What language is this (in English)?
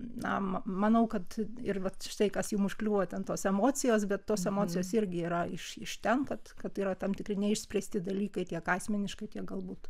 Lithuanian